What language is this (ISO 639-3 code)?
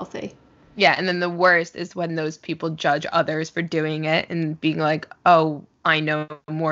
eng